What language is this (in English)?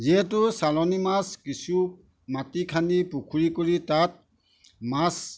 Assamese